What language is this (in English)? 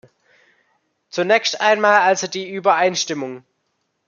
German